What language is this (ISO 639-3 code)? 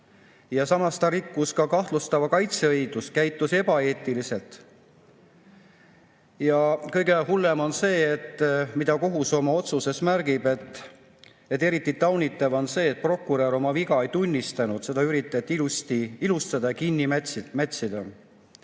est